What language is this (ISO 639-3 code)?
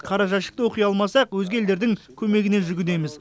kaz